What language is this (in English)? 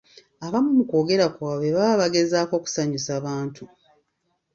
Ganda